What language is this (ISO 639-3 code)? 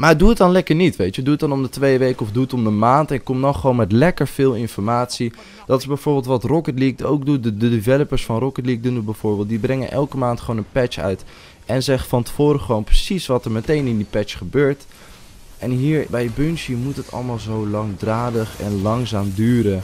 nld